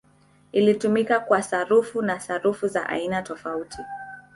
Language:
Swahili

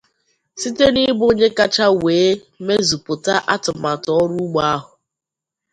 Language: Igbo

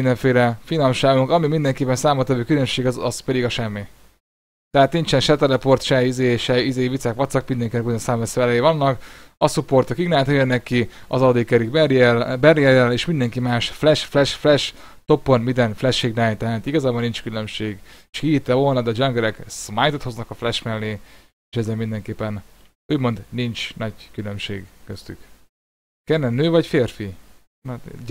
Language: Hungarian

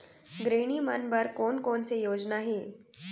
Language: Chhattisgarhi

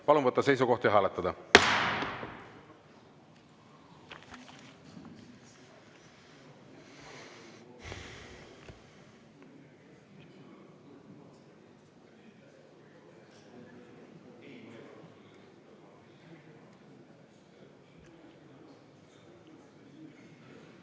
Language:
Estonian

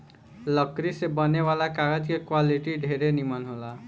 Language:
Bhojpuri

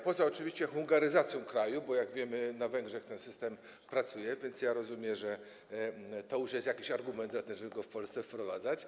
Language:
Polish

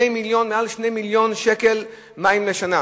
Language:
Hebrew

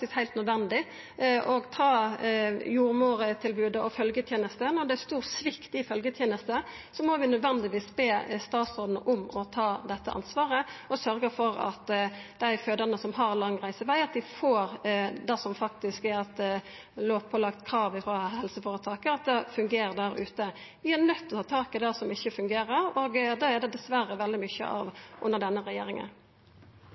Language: Norwegian Nynorsk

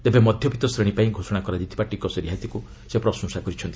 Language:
Odia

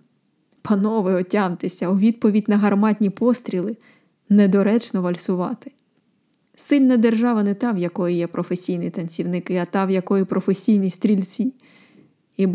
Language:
Ukrainian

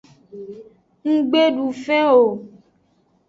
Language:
Aja (Benin)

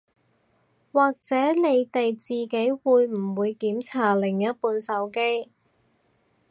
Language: Cantonese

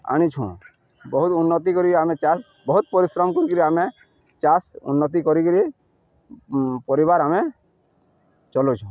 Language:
Odia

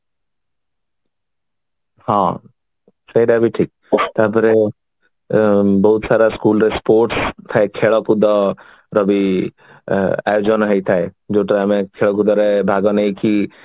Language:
Odia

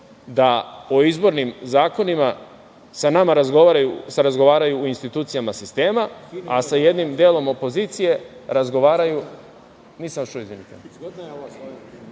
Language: Serbian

